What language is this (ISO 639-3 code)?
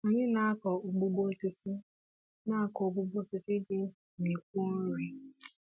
ibo